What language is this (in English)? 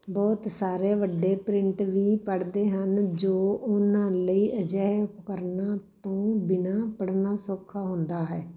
Punjabi